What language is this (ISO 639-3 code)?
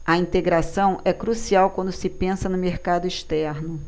por